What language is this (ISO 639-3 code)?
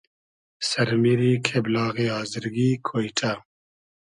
haz